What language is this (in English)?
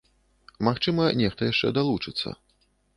Belarusian